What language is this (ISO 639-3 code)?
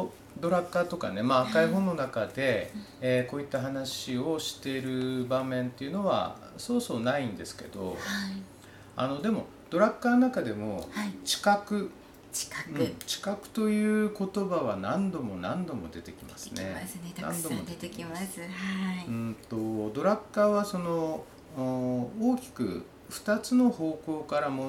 jpn